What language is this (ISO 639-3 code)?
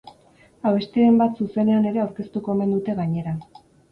eus